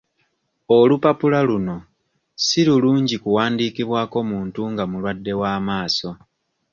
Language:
Ganda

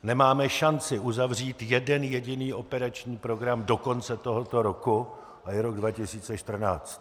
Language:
Czech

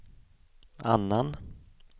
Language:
Swedish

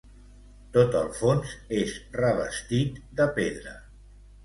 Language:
Catalan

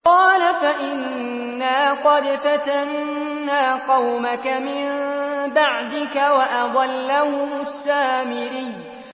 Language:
Arabic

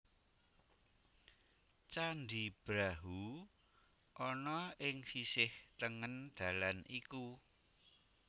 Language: Javanese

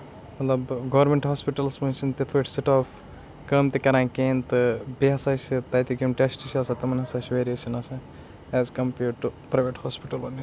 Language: Kashmiri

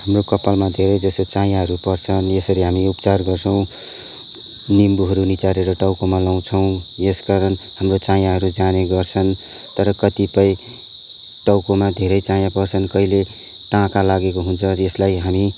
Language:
Nepali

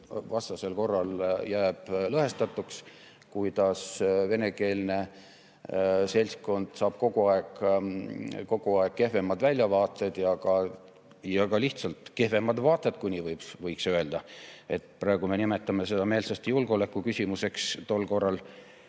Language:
Estonian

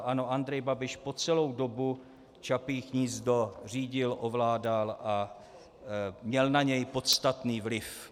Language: Czech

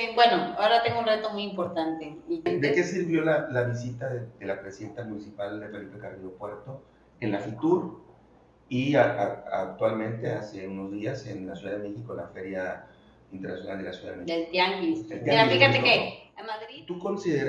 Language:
Spanish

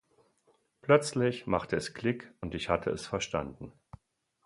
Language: German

